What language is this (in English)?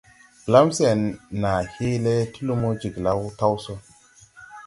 Tupuri